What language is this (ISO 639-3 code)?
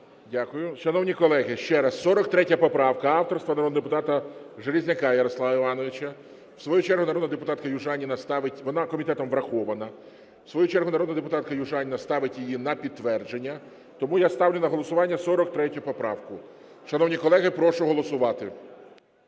ukr